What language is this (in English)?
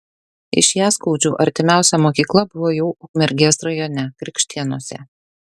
Lithuanian